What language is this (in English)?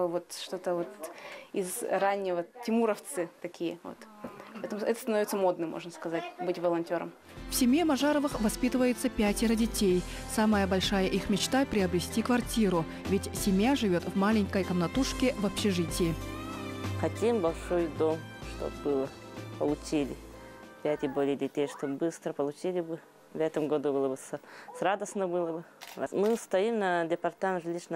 Russian